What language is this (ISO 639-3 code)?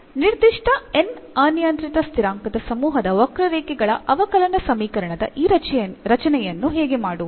kan